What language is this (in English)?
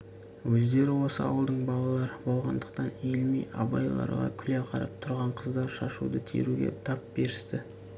Kazakh